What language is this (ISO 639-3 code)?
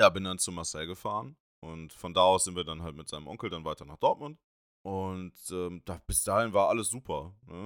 deu